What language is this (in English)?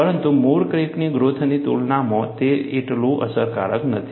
Gujarati